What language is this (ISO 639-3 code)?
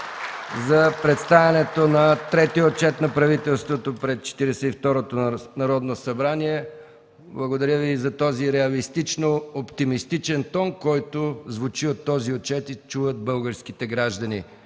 bul